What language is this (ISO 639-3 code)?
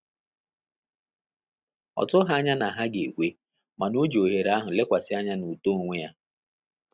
ibo